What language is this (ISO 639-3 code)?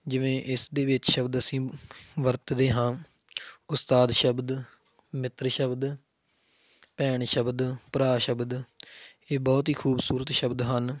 pan